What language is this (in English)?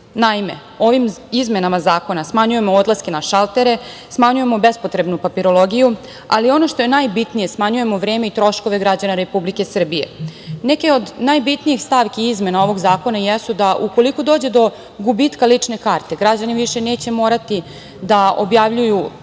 Serbian